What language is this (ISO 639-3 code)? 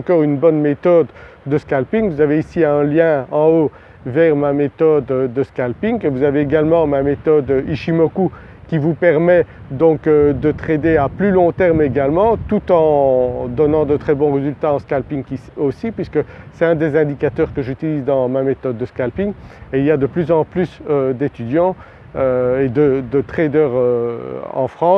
fra